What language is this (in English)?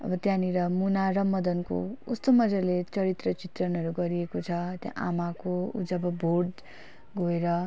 Nepali